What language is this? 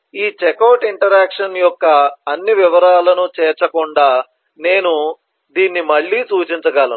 Telugu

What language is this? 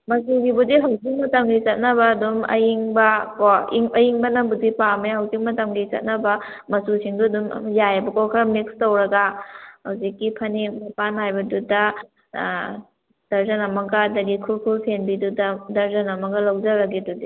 Manipuri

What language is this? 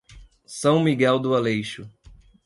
Portuguese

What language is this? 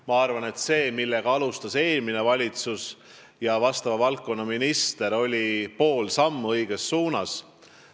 Estonian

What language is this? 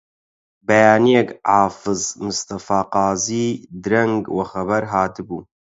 Central Kurdish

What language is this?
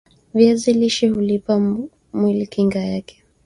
Swahili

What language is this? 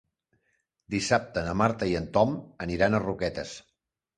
Catalan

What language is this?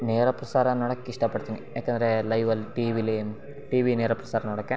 Kannada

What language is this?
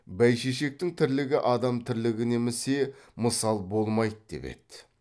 Kazakh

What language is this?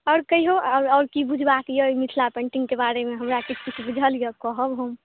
Maithili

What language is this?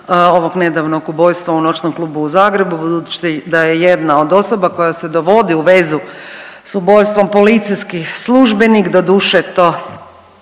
Croatian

